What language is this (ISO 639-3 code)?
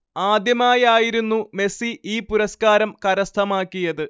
mal